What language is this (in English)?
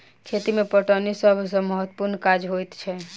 Maithili